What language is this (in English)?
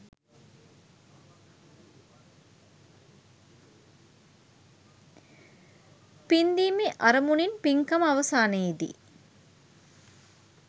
Sinhala